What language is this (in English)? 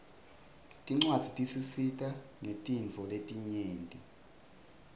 Swati